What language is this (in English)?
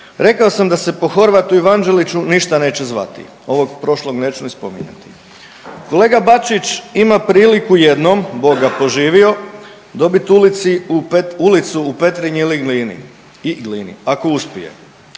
Croatian